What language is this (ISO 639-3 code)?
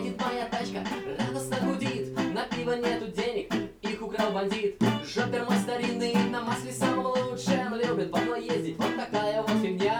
rus